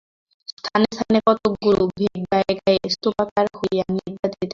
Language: Bangla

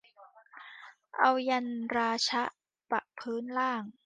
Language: Thai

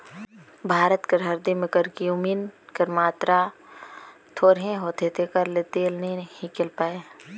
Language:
Chhattisgarhi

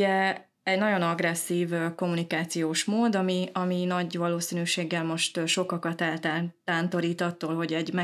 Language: Hungarian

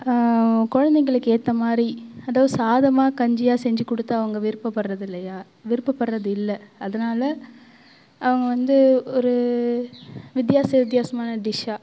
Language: Tamil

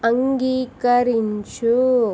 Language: Telugu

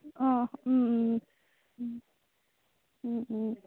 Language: Assamese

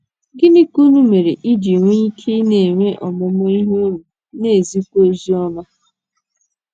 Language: Igbo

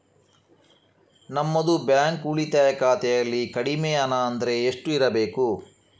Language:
Kannada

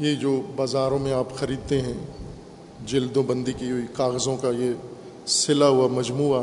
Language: Urdu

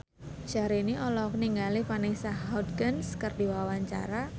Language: Sundanese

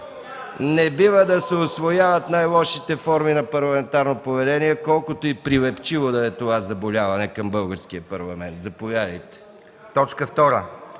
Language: Bulgarian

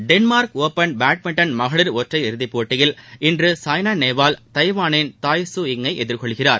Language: Tamil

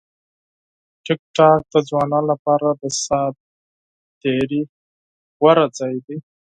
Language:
Pashto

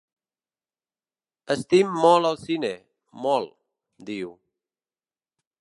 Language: Catalan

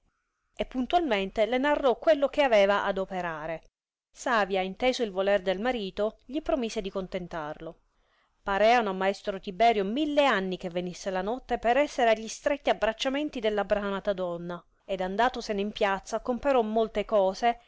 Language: Italian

